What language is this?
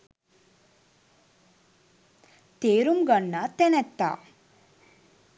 Sinhala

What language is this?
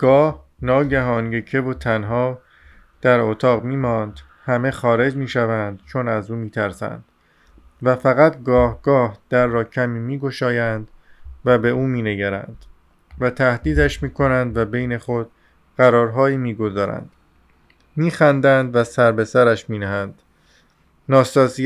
Persian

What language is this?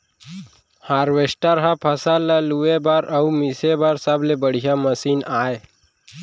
Chhattisgarhi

